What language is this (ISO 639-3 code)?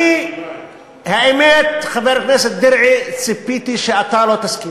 heb